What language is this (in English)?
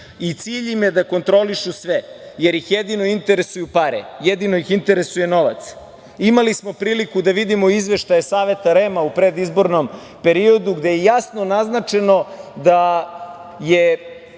Serbian